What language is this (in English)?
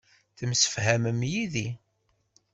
Kabyle